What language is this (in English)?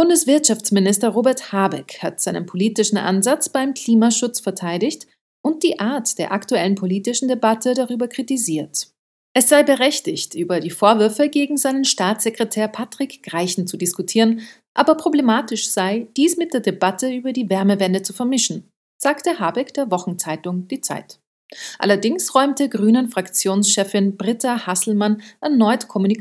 German